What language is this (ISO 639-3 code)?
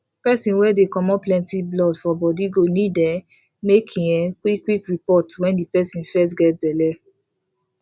pcm